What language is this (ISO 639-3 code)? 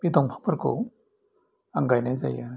brx